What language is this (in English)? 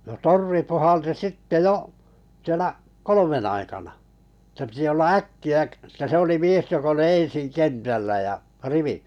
Finnish